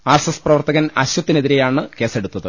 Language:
Malayalam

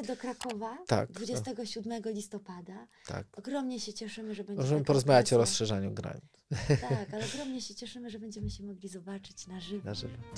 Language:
Polish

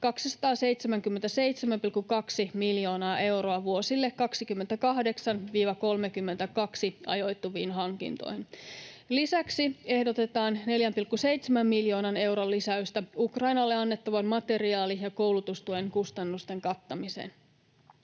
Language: Finnish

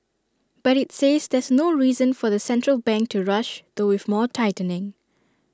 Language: English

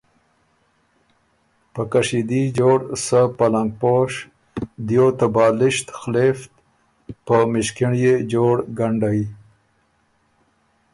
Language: Ormuri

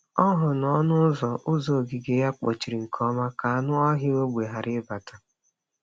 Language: Igbo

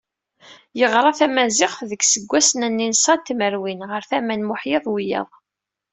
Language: Kabyle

